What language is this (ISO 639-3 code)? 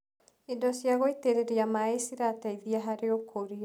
kik